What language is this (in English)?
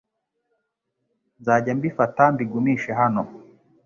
Kinyarwanda